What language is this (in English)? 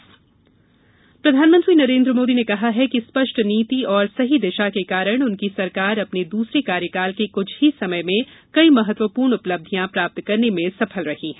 Hindi